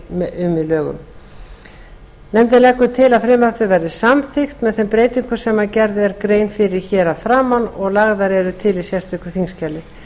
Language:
Icelandic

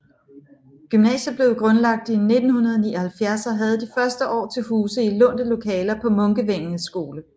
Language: Danish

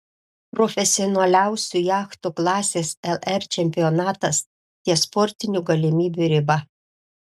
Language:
Lithuanian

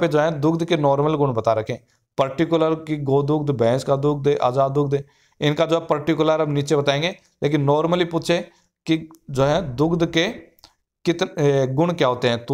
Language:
Hindi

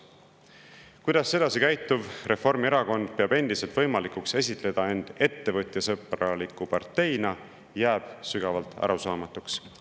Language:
Estonian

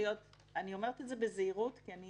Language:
Hebrew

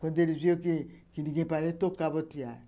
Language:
Portuguese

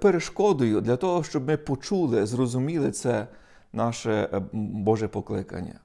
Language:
Ukrainian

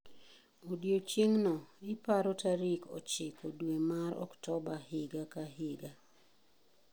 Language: Luo (Kenya and Tanzania)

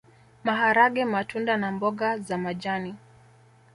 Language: Swahili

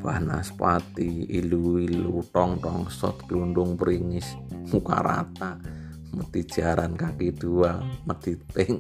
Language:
Indonesian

